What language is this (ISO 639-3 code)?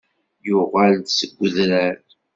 kab